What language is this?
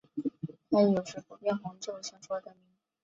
Chinese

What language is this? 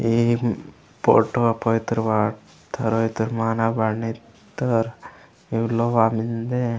Gondi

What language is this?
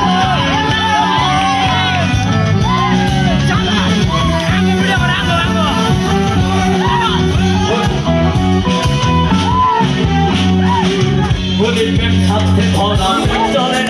Bangla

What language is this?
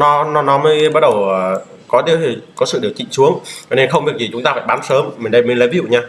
Vietnamese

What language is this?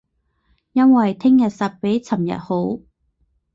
Cantonese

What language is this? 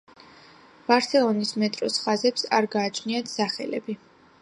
Georgian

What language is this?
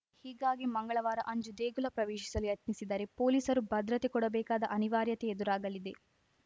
Kannada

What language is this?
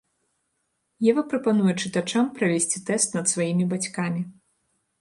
Belarusian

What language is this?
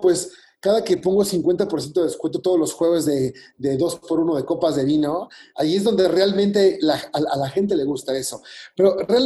Spanish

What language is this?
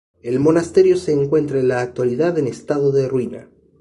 Spanish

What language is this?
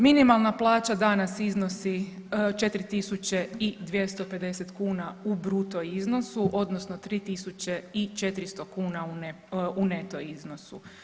Croatian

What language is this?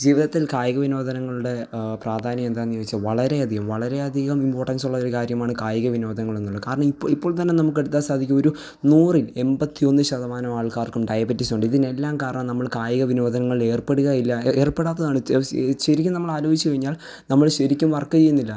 Malayalam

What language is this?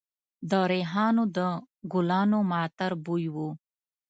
Pashto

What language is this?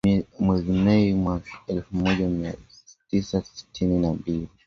Swahili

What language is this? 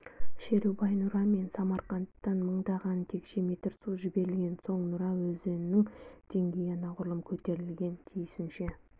Kazakh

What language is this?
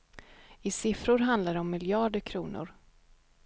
Swedish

